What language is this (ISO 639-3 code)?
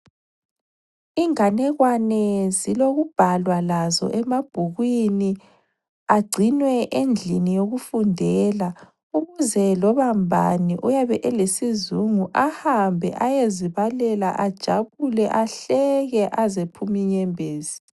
nde